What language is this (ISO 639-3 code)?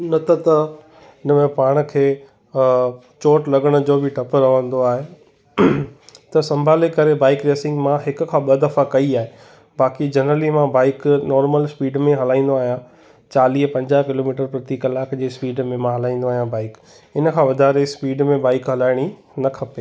snd